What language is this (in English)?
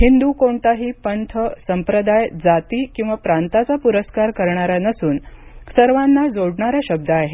Marathi